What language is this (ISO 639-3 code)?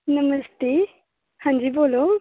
doi